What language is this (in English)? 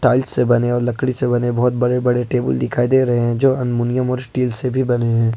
Hindi